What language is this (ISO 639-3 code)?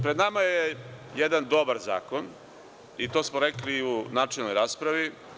srp